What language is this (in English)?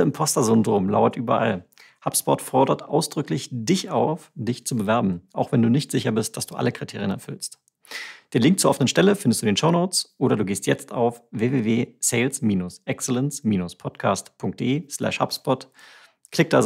German